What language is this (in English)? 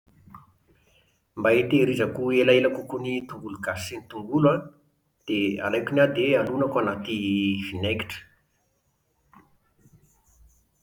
Malagasy